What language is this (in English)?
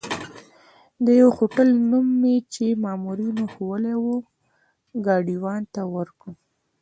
Pashto